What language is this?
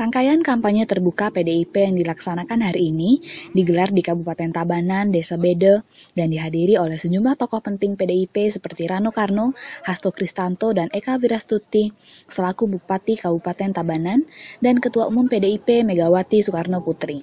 Indonesian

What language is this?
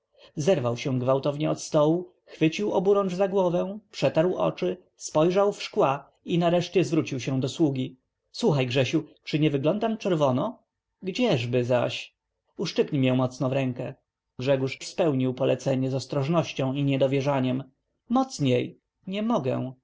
Polish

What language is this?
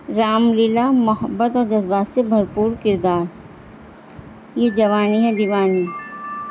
Urdu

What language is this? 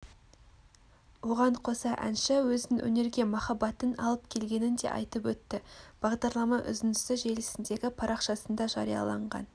Kazakh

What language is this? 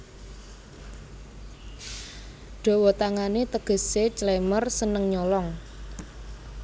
Javanese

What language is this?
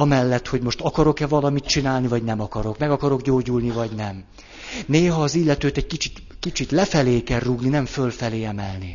Hungarian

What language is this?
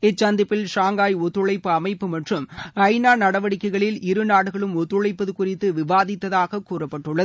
Tamil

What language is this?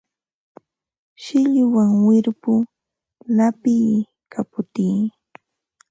Ambo-Pasco Quechua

